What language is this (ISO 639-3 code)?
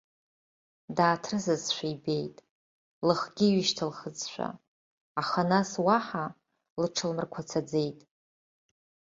abk